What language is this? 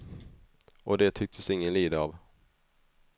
Swedish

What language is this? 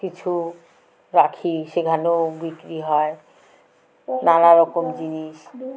Bangla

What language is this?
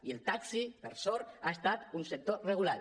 Catalan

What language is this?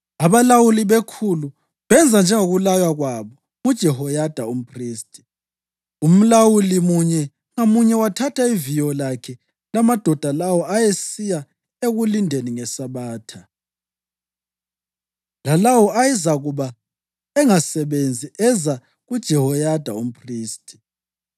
North Ndebele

